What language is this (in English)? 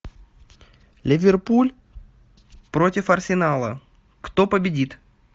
Russian